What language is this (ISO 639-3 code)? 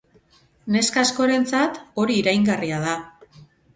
eus